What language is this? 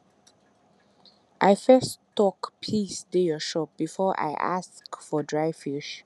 Nigerian Pidgin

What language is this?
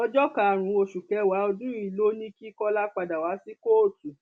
Yoruba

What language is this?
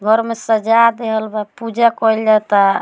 Bhojpuri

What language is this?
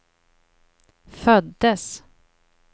Swedish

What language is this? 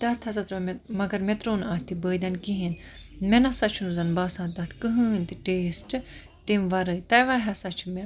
Kashmiri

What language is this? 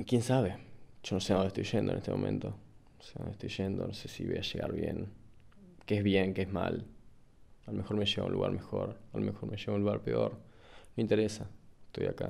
Spanish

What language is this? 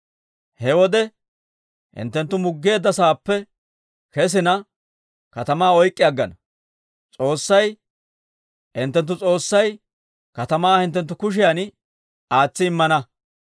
Dawro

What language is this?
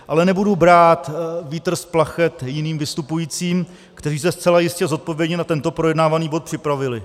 Czech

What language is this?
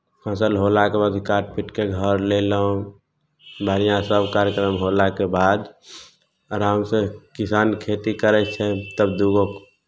Maithili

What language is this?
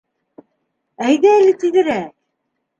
Bashkir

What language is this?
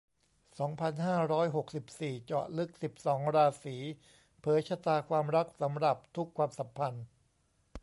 Thai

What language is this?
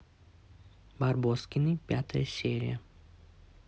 Russian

